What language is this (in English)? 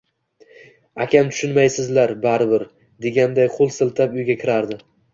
Uzbek